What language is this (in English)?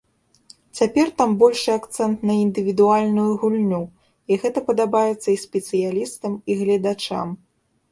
Belarusian